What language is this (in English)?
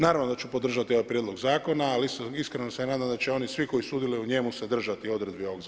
Croatian